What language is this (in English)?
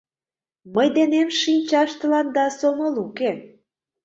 Mari